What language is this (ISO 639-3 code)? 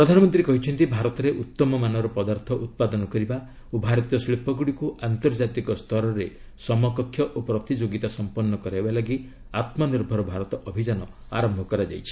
ori